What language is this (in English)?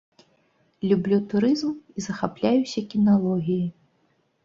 Belarusian